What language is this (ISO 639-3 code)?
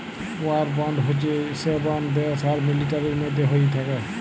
ben